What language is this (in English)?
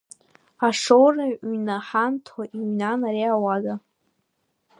Abkhazian